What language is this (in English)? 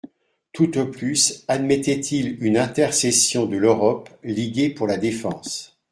French